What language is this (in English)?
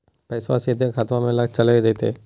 Magahi